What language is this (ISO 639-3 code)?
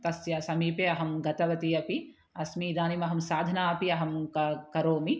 san